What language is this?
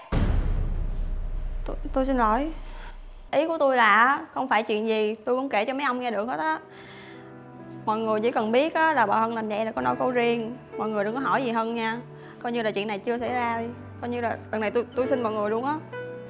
Vietnamese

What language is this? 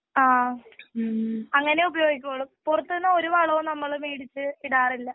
Malayalam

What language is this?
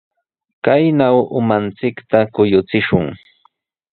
Sihuas Ancash Quechua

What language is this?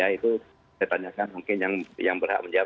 Indonesian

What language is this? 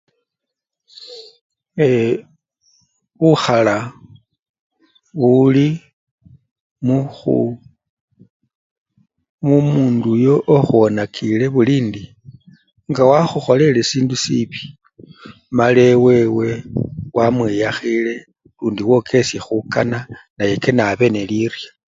Luyia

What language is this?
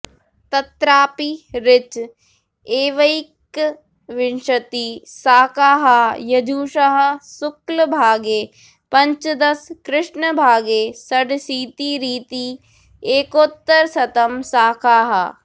Sanskrit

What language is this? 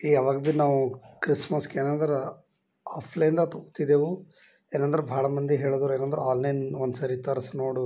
Kannada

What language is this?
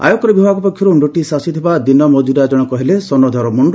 Odia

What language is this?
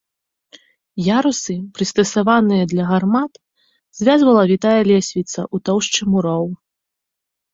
Belarusian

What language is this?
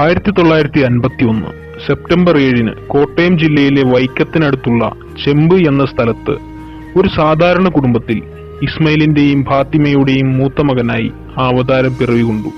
Malayalam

